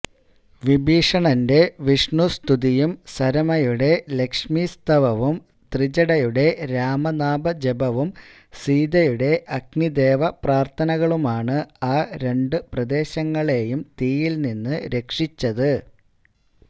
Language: Malayalam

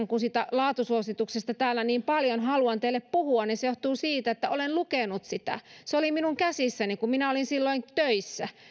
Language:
Finnish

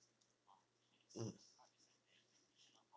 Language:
English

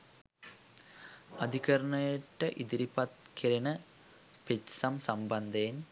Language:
Sinhala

